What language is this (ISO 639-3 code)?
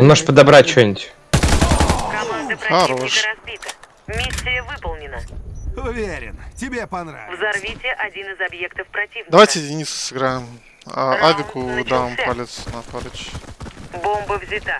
rus